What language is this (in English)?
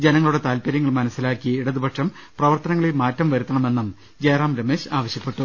Malayalam